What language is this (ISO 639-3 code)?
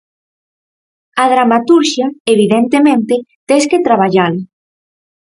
glg